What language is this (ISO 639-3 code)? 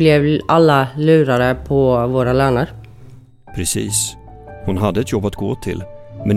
swe